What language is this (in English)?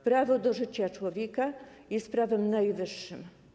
Polish